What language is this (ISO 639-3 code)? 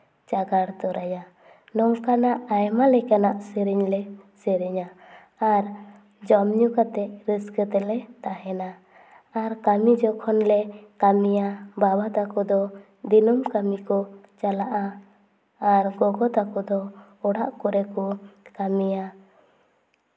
sat